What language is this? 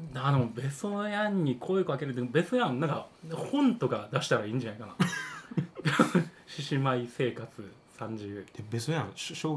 Japanese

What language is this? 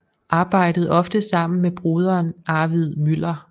Danish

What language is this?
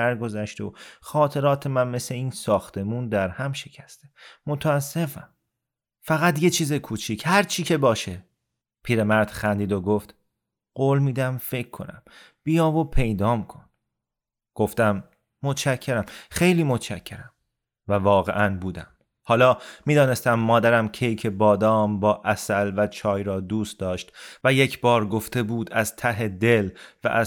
Persian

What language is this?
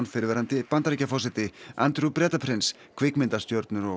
Icelandic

